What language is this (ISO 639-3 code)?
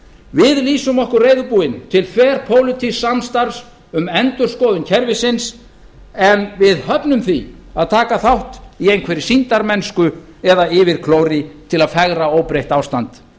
isl